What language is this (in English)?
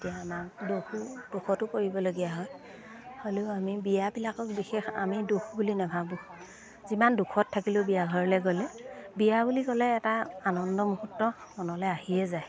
Assamese